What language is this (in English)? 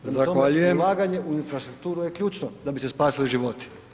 Croatian